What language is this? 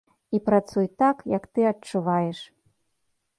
Belarusian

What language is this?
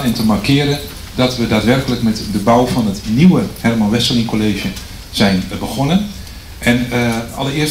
Dutch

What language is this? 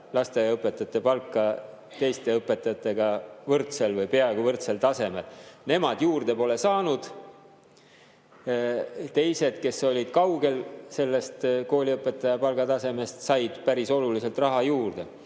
Estonian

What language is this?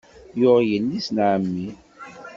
Kabyle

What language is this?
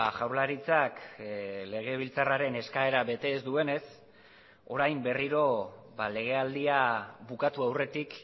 Basque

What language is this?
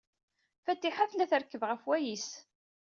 Kabyle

